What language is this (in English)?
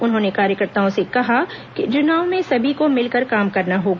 Hindi